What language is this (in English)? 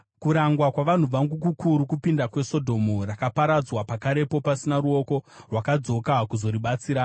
Shona